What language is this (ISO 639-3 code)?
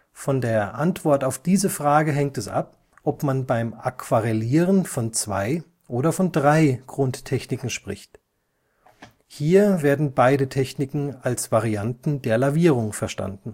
deu